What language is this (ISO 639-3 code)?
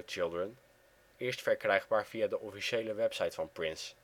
nld